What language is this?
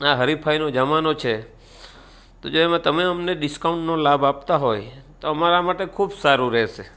Gujarati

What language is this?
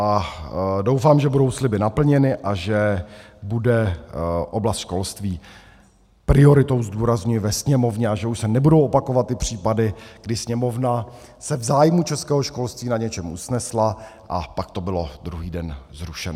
Czech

